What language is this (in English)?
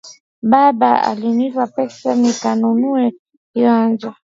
Swahili